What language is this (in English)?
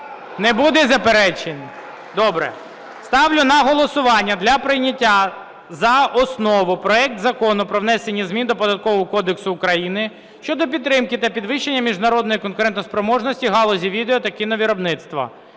Ukrainian